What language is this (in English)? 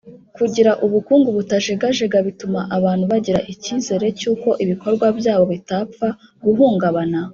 Kinyarwanda